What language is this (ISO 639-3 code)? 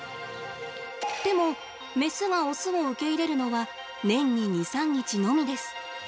jpn